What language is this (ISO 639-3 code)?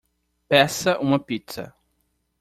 por